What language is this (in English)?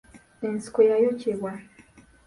Ganda